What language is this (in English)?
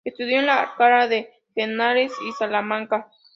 Spanish